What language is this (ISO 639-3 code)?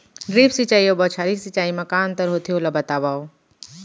hne